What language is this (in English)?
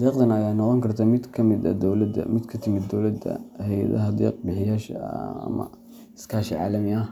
Somali